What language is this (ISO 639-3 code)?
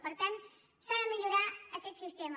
cat